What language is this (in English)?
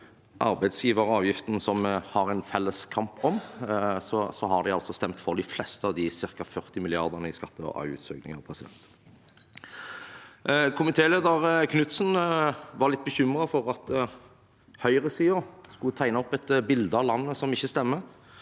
Norwegian